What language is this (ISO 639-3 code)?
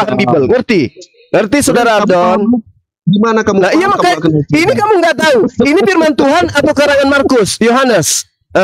ind